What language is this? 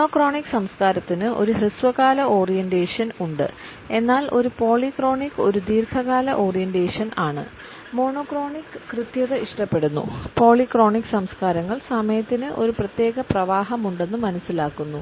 Malayalam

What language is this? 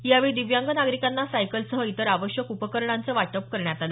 Marathi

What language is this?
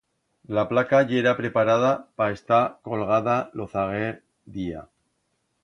Aragonese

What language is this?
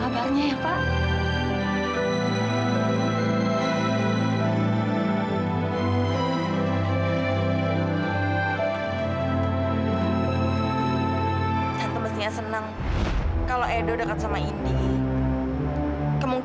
Indonesian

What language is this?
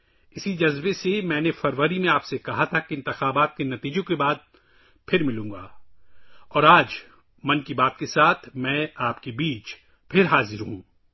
Urdu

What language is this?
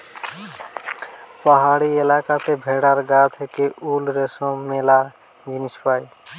Bangla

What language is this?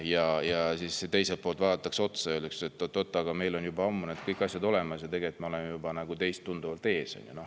Estonian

